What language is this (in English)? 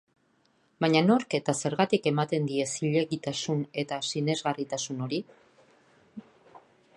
Basque